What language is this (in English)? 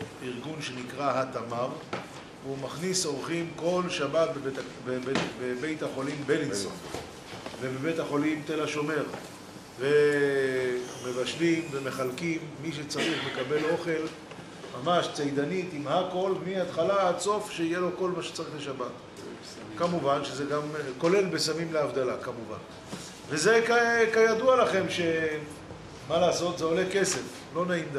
Hebrew